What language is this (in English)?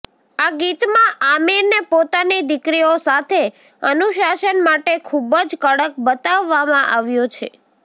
Gujarati